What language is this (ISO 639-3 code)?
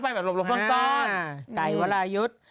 tha